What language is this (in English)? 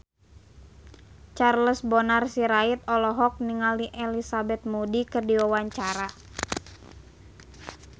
Sundanese